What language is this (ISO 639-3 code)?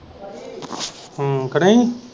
pan